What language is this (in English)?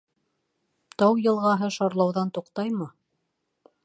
Bashkir